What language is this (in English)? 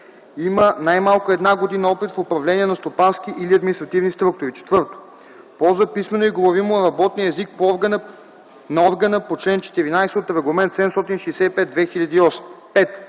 Bulgarian